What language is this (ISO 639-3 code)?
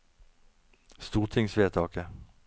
nor